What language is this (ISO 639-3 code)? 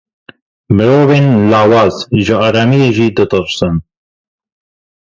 kur